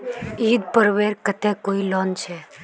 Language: Magahi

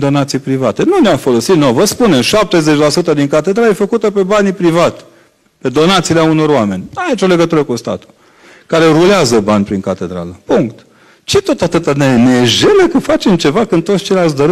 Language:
Romanian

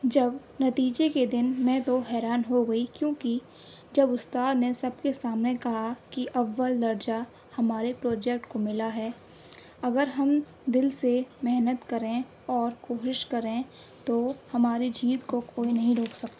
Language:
Urdu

